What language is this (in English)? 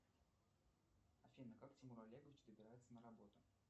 Russian